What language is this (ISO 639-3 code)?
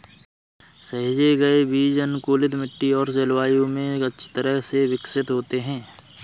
hin